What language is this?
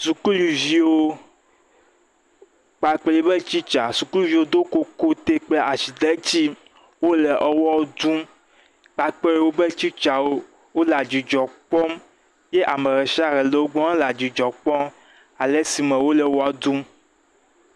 Ewe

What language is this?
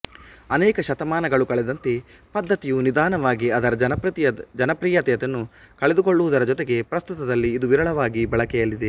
Kannada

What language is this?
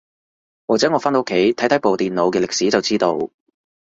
Cantonese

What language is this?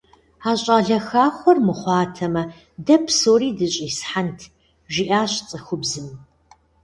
Kabardian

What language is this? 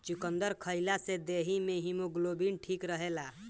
Bhojpuri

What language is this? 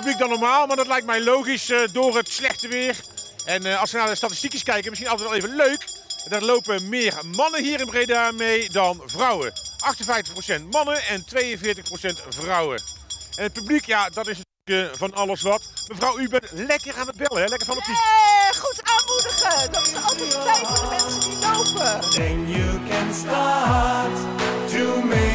Dutch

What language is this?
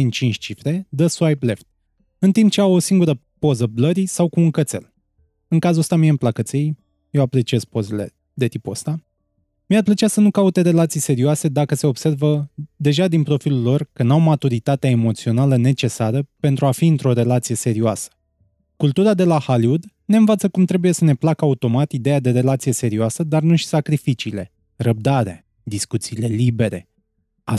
Romanian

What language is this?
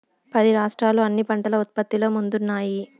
Telugu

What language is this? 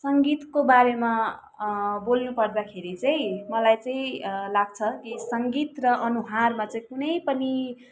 Nepali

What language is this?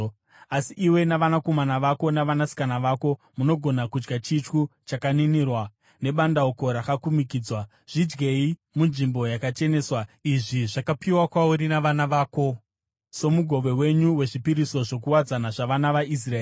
Shona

